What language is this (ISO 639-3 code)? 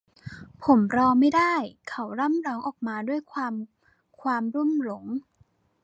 tha